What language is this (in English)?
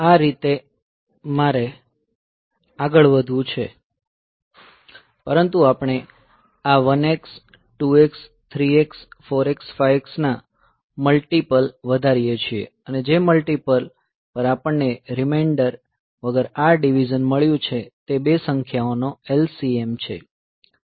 Gujarati